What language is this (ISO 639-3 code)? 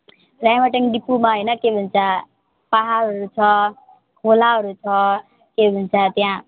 nep